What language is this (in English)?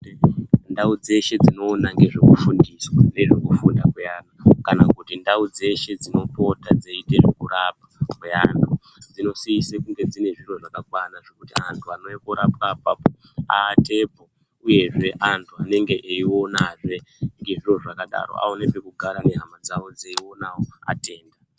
Ndau